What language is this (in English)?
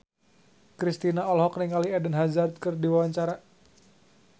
Sundanese